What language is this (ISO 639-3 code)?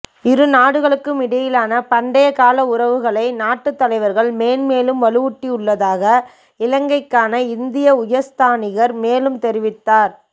tam